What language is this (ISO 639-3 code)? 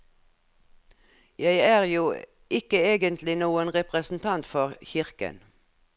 nor